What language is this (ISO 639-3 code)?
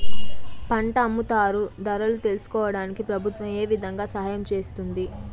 tel